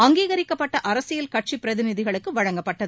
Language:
Tamil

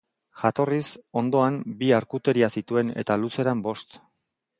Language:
Basque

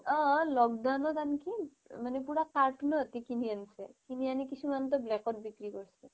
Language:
Assamese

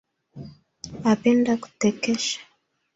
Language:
Swahili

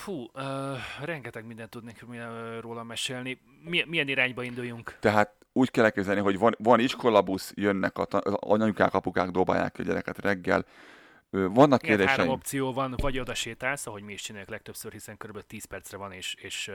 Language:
Hungarian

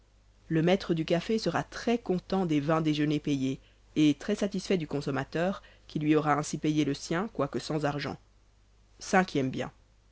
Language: French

